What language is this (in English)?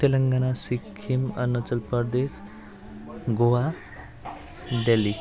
Nepali